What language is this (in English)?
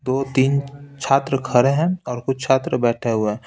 Hindi